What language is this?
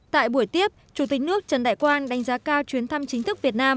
Vietnamese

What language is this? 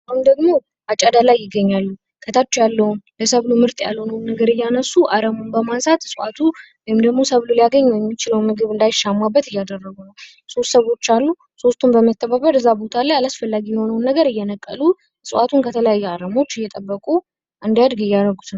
Amharic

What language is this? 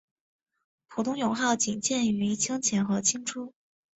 Chinese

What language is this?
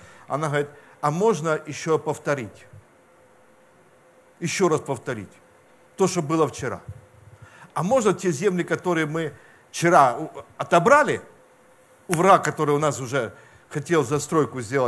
Russian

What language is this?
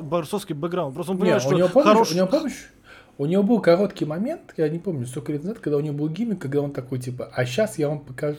Russian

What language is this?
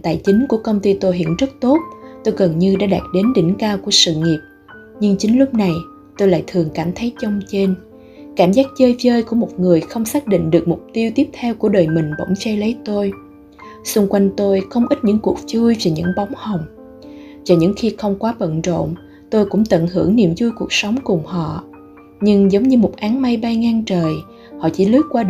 Vietnamese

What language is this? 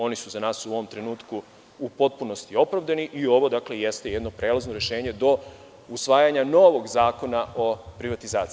Serbian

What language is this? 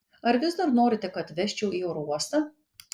Lithuanian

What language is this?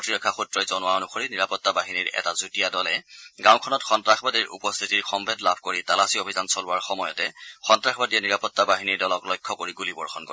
Assamese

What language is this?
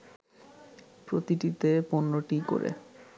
Bangla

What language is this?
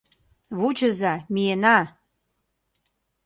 Mari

